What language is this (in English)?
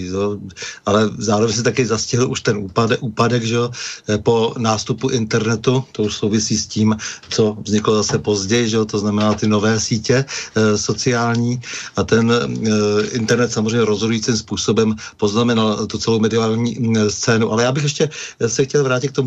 Czech